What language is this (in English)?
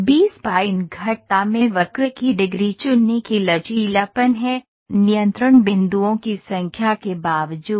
Hindi